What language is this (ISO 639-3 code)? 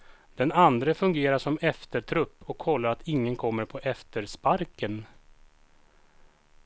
swe